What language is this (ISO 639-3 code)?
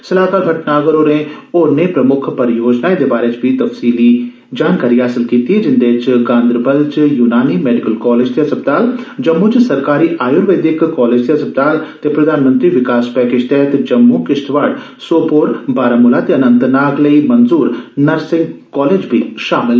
doi